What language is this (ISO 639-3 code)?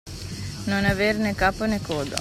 ita